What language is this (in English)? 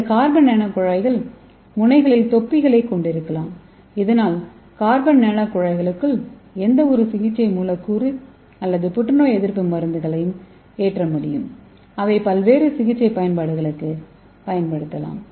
Tamil